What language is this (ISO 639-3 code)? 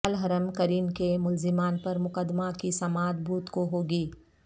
urd